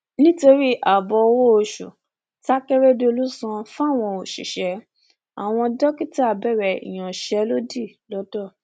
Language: Yoruba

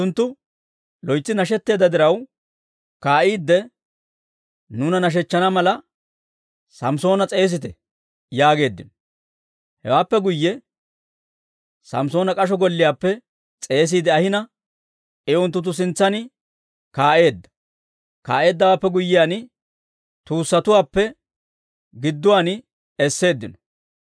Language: Dawro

